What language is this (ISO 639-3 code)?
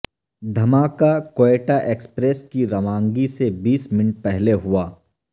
urd